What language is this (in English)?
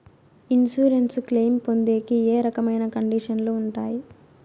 Telugu